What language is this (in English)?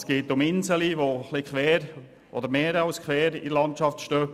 Swiss German